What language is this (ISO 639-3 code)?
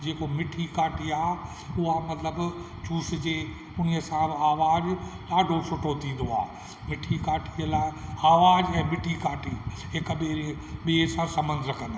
snd